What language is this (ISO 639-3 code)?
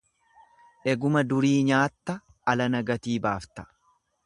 orm